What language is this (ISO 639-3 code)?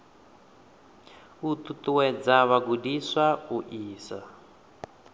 ven